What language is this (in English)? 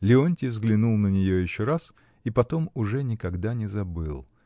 Russian